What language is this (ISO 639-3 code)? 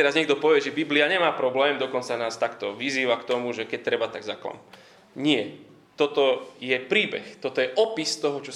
slk